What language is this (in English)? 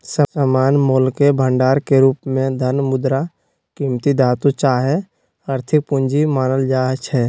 Magahi